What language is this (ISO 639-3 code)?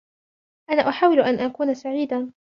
ara